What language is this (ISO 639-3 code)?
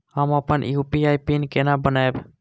mai